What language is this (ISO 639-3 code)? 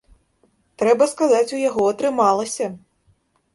bel